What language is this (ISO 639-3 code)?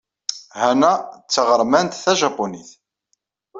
kab